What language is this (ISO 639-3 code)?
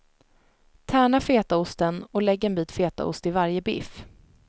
swe